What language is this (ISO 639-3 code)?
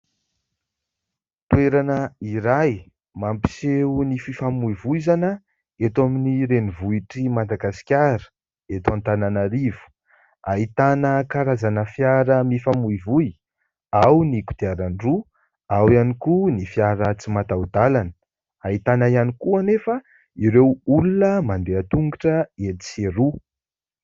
mlg